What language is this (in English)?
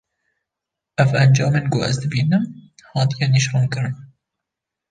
Kurdish